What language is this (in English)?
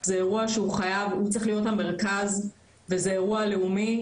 Hebrew